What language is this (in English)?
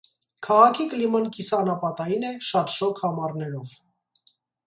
Armenian